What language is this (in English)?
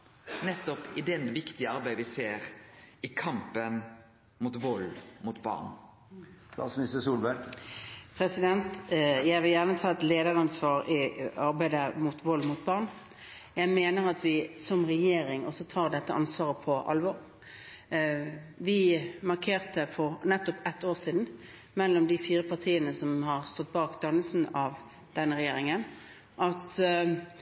Norwegian